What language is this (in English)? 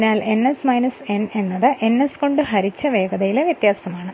Malayalam